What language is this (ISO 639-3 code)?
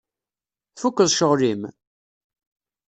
kab